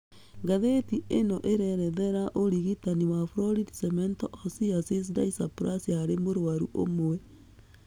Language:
Kikuyu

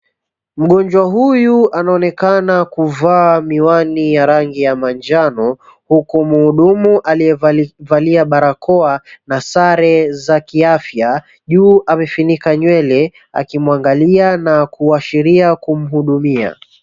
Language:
Swahili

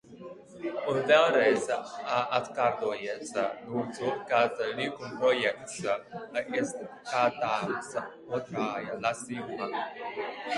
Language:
Latvian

